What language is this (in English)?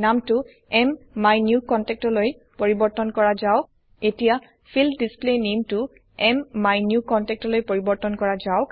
Assamese